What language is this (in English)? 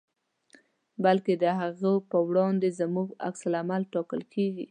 Pashto